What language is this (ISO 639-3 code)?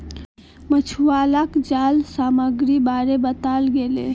mag